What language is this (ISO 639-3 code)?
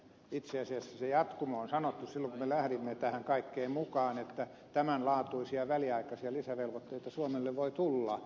fin